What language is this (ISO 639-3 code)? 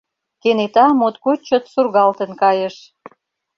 chm